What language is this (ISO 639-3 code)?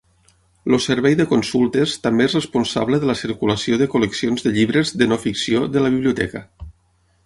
cat